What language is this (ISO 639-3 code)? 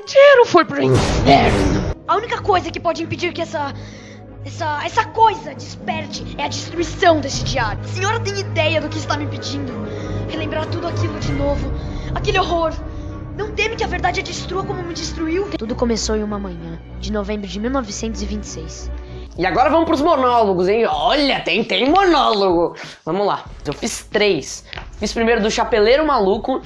por